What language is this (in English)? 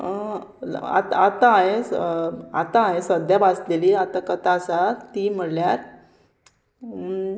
Konkani